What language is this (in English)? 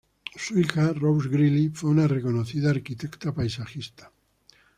Spanish